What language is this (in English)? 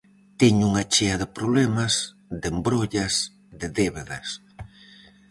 Galician